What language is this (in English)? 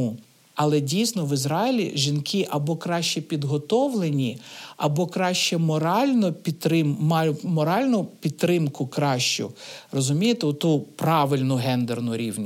Ukrainian